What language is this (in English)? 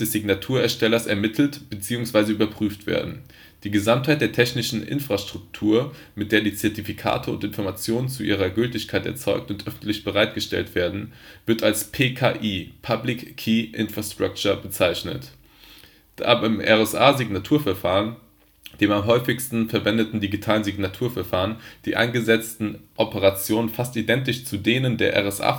German